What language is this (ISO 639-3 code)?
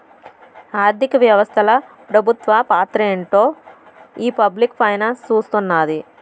tel